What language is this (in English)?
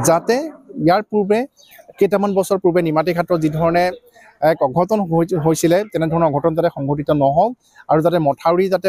Bangla